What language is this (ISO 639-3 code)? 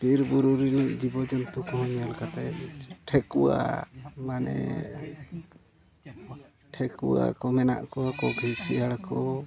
sat